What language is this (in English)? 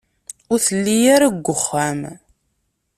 Kabyle